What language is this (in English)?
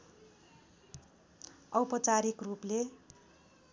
Nepali